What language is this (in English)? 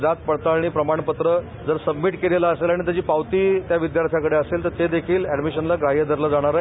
Marathi